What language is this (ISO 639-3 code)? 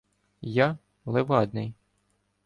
ukr